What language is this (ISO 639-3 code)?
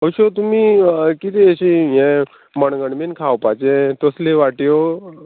kok